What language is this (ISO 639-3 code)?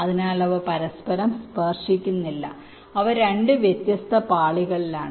mal